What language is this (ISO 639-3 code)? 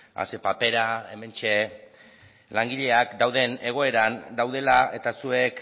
eus